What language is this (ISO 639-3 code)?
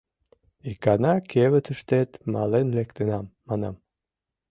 chm